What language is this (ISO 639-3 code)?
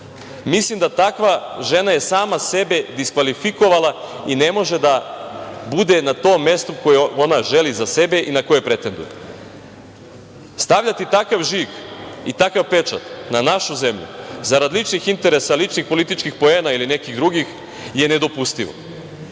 srp